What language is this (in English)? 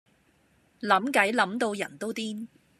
Cantonese